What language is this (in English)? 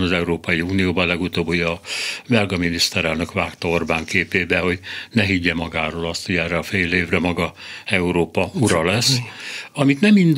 Hungarian